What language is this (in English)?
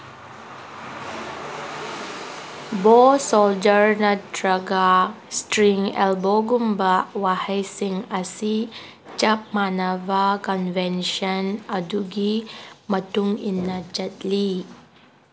Manipuri